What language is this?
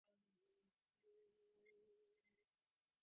Divehi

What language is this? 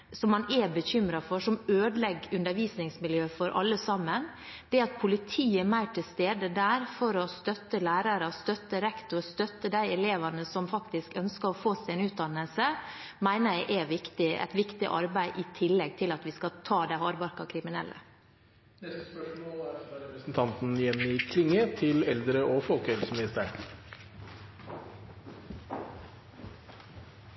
Norwegian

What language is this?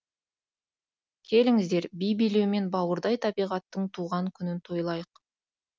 Kazakh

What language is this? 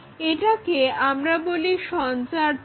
Bangla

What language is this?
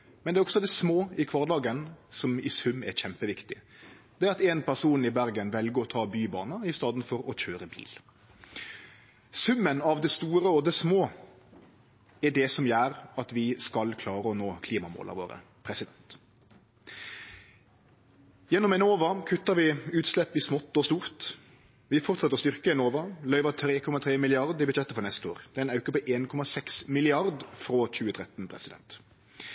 Norwegian Nynorsk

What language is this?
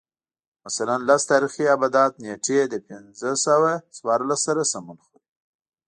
Pashto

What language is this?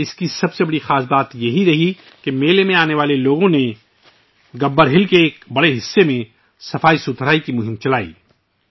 Urdu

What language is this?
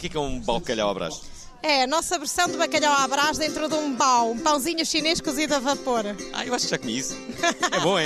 Portuguese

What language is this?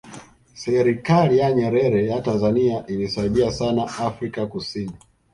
Swahili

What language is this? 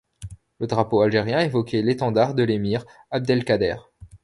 French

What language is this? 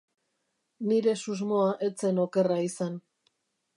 Basque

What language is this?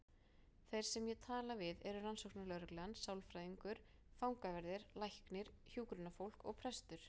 Icelandic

